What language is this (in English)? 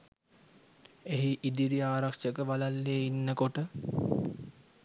Sinhala